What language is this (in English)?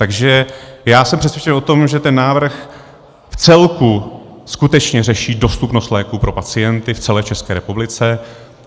Czech